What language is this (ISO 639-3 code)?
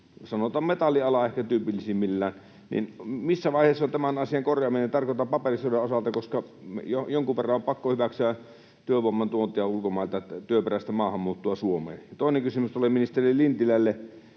fin